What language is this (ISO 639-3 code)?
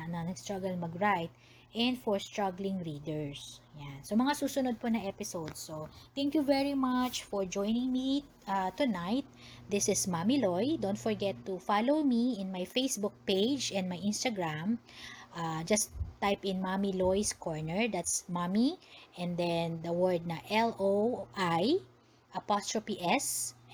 fil